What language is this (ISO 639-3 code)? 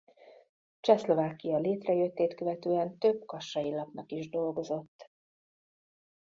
hun